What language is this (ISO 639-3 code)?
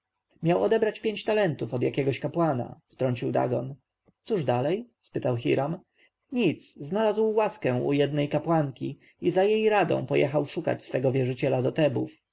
pol